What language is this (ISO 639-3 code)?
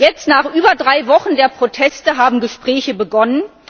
deu